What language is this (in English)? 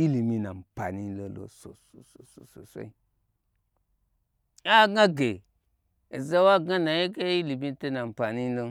Gbagyi